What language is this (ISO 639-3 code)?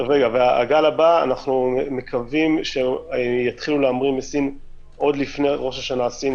heb